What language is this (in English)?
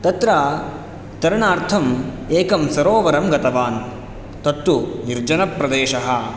Sanskrit